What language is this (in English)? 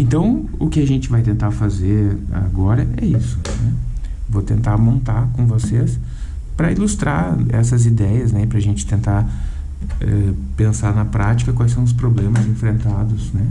Portuguese